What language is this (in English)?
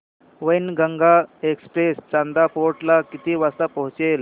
Marathi